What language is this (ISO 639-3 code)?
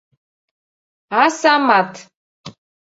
chm